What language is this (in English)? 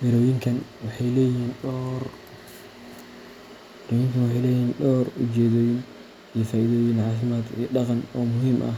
Somali